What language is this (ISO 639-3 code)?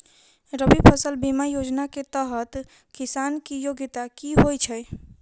mai